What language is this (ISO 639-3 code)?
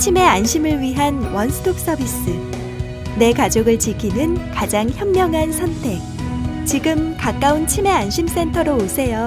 kor